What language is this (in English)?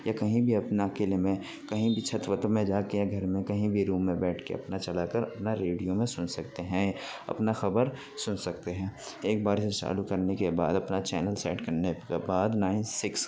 Urdu